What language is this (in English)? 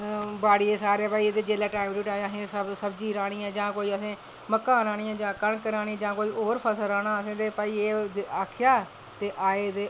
Dogri